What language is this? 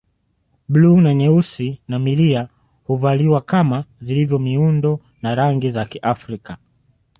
Swahili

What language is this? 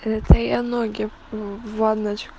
Russian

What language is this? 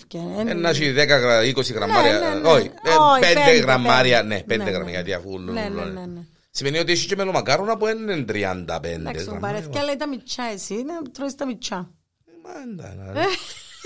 Greek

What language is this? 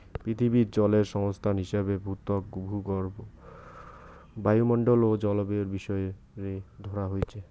Bangla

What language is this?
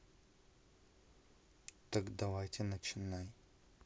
Russian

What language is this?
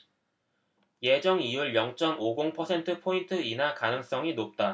Korean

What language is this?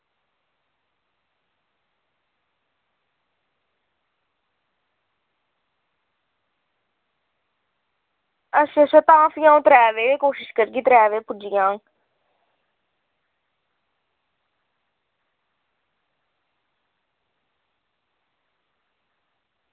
Dogri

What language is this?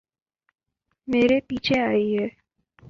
Urdu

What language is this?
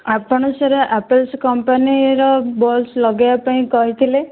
Odia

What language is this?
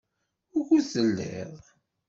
Kabyle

